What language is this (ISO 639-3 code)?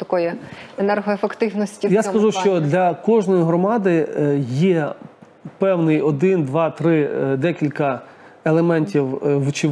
ukr